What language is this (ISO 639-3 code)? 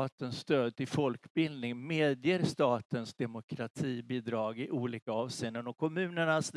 swe